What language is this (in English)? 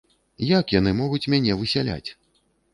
Belarusian